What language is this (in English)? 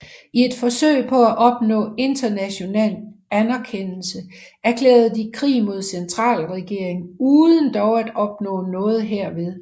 Danish